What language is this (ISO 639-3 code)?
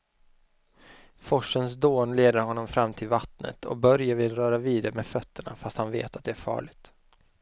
swe